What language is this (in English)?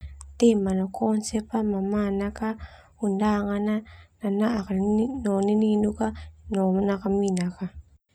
Termanu